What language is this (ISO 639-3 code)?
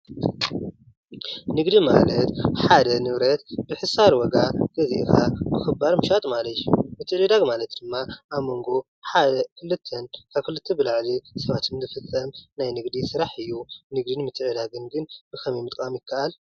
tir